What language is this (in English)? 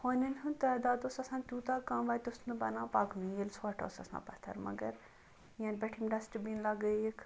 Kashmiri